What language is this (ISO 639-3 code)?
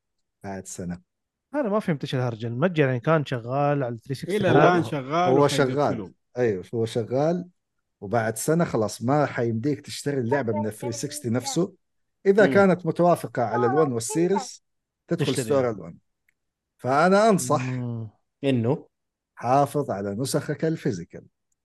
ara